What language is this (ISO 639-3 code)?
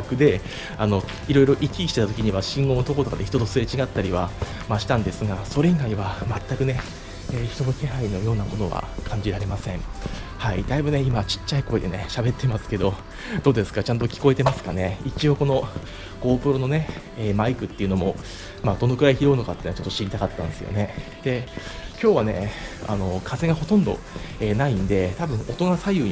jpn